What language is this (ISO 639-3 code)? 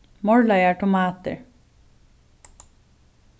fao